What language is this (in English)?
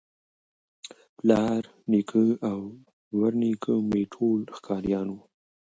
Pashto